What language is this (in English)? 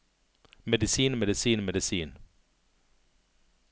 Norwegian